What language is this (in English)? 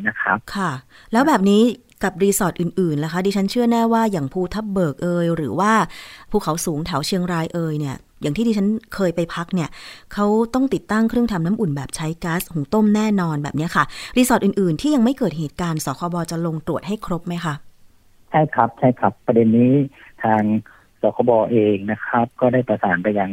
Thai